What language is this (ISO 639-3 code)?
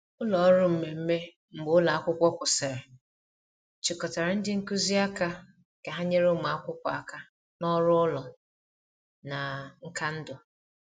ibo